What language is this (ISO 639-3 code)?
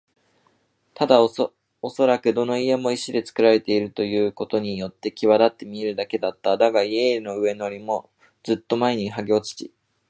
jpn